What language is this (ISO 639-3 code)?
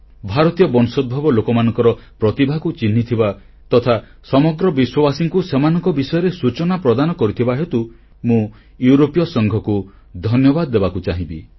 ori